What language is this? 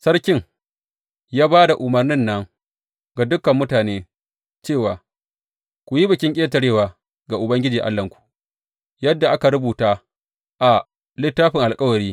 Hausa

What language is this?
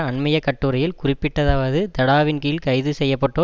Tamil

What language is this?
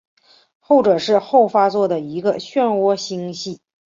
Chinese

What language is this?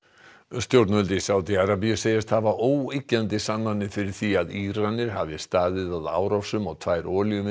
Icelandic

